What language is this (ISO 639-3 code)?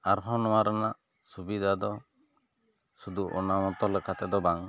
sat